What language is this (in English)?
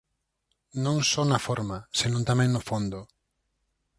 Galician